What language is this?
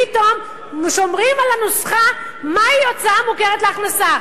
Hebrew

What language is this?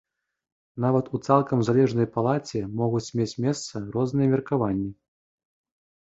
Belarusian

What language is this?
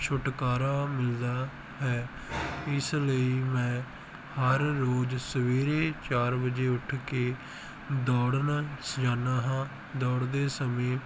Punjabi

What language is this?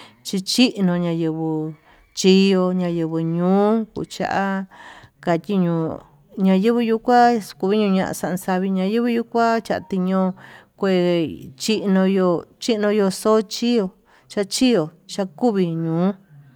Tututepec Mixtec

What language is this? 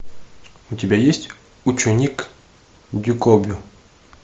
Russian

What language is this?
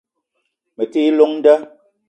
Eton (Cameroon)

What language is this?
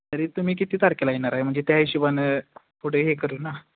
Marathi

